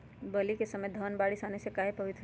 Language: Magahi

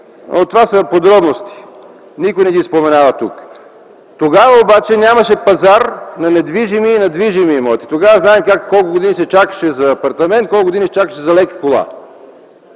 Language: Bulgarian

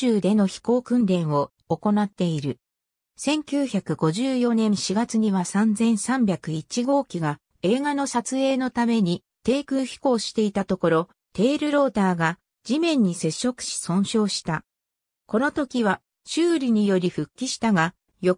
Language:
Japanese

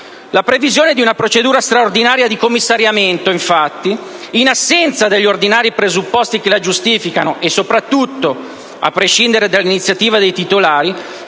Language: Italian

